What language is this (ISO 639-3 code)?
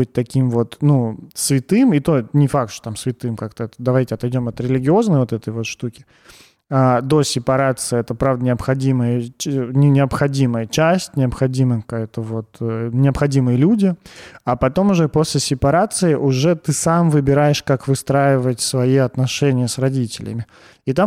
rus